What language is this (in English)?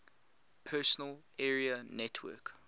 English